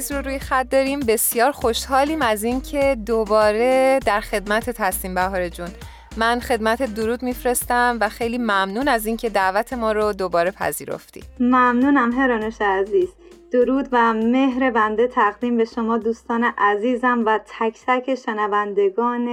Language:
Persian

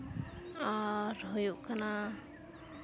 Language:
Santali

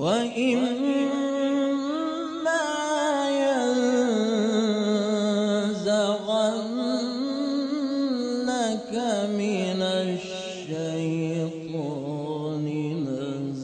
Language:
Arabic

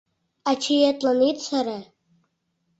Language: Mari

